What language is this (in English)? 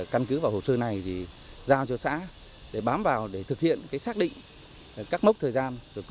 Vietnamese